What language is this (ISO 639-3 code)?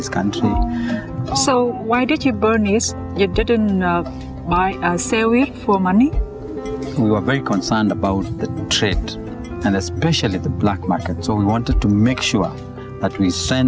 vie